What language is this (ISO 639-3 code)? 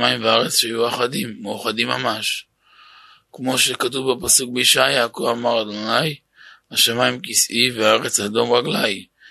heb